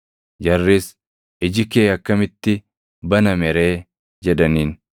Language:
Oromo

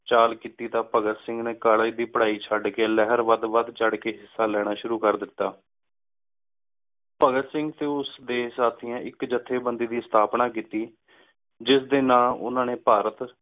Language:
Punjabi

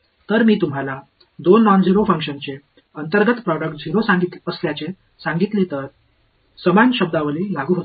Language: Marathi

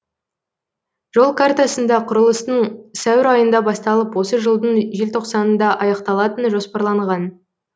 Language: Kazakh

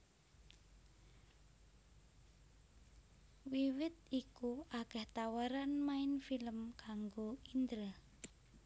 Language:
Javanese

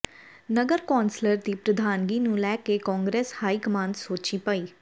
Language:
Punjabi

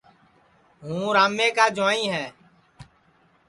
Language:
Sansi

